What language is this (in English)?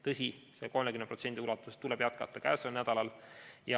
Estonian